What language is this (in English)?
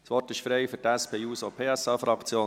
Swiss German